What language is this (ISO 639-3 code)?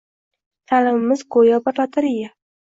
uzb